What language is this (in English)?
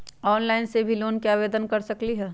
Magahi